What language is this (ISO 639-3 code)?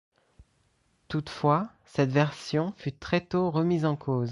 fra